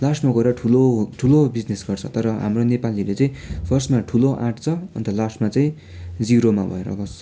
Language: Nepali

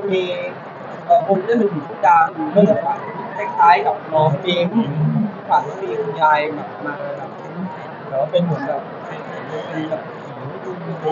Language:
Thai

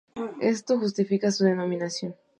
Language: Spanish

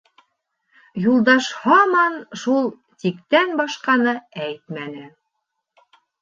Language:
Bashkir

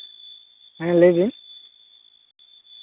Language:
Santali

